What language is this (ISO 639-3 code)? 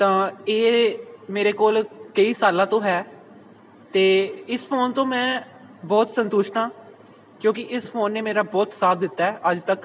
pan